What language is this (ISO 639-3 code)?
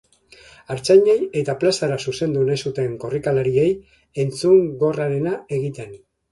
eus